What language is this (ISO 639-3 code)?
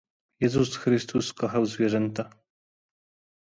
pol